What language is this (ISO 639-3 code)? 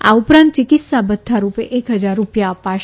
guj